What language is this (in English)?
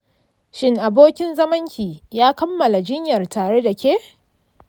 Hausa